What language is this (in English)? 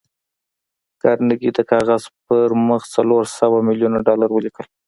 Pashto